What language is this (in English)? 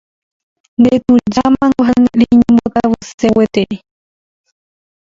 Guarani